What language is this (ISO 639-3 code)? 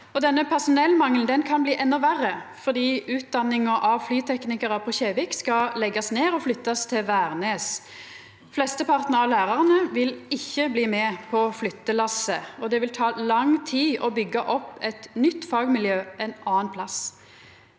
nor